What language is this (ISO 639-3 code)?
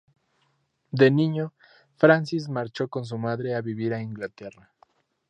spa